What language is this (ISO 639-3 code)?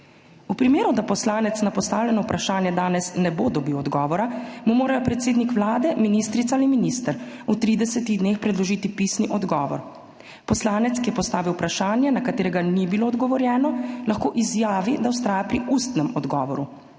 slv